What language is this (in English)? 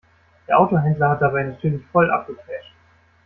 German